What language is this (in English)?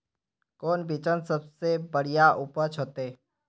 Magahi